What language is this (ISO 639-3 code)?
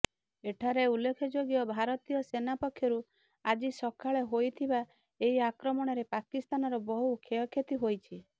ori